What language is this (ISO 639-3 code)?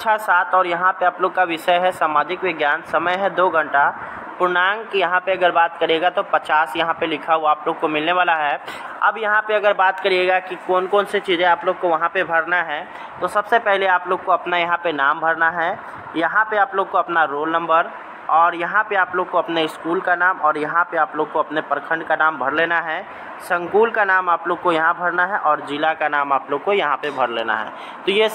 hin